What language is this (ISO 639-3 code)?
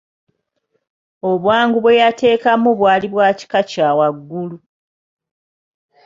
lug